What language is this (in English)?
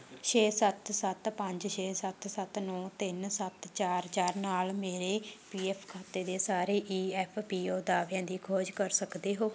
Punjabi